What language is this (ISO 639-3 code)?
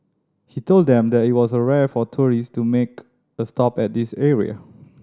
eng